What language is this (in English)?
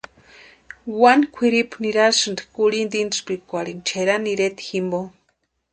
Western Highland Purepecha